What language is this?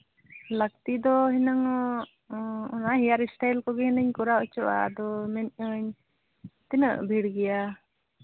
Santali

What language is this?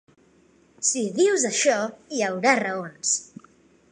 Catalan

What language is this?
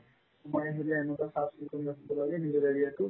Assamese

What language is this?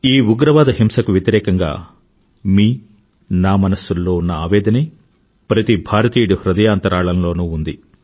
Telugu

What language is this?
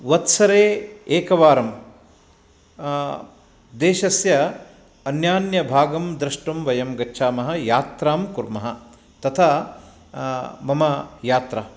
Sanskrit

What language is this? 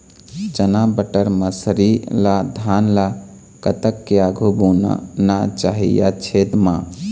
Chhattisgarhi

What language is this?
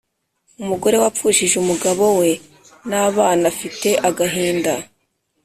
Kinyarwanda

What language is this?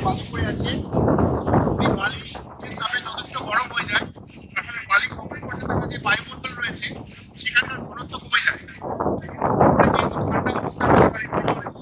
Indonesian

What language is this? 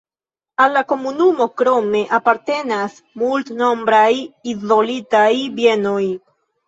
Esperanto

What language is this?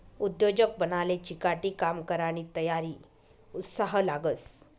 Marathi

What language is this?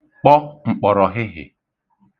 Igbo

